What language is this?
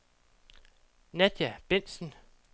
Danish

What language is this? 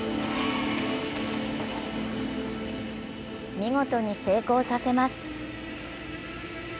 Japanese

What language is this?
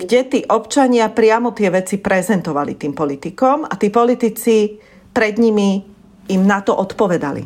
Slovak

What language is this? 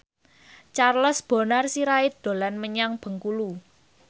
Javanese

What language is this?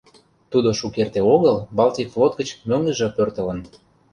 Mari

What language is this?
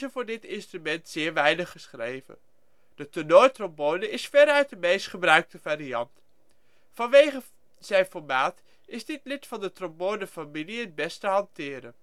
Dutch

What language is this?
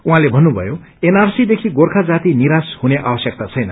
Nepali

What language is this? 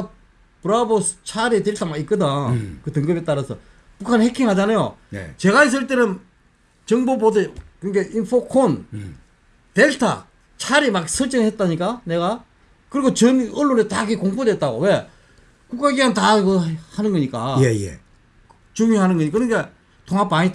Korean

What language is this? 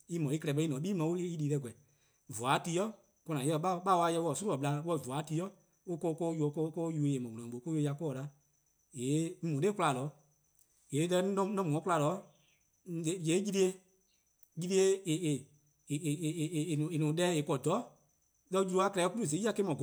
Eastern Krahn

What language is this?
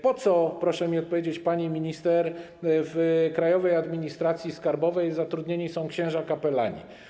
Polish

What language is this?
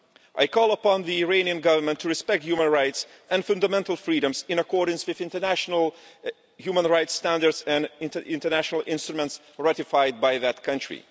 English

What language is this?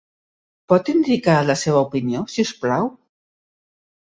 Catalan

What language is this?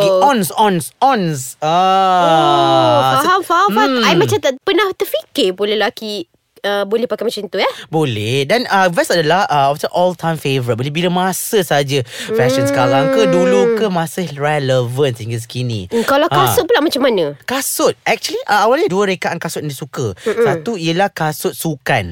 Malay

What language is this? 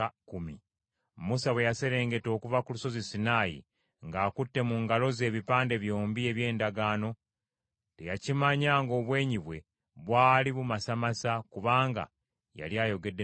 Ganda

